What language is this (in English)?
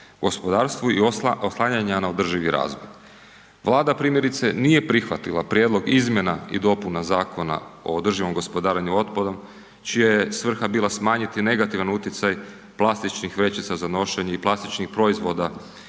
Croatian